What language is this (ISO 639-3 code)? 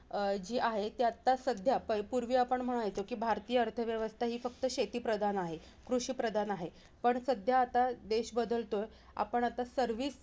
mar